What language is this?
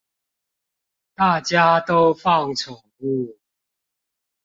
Chinese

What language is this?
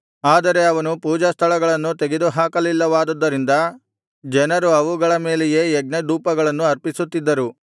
Kannada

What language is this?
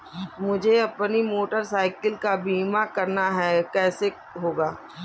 Hindi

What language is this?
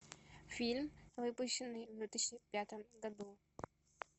Russian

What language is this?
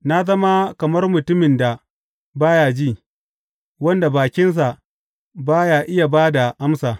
Hausa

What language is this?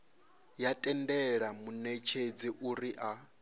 Venda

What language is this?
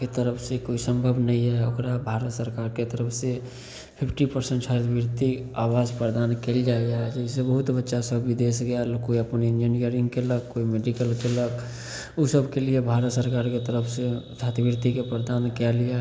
Maithili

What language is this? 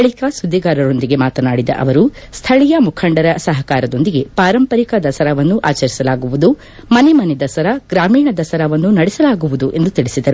Kannada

